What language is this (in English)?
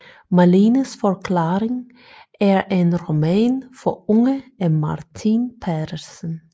Danish